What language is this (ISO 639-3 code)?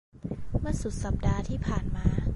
tha